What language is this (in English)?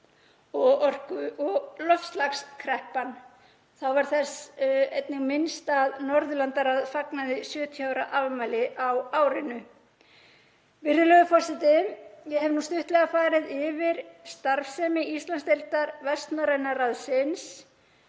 Icelandic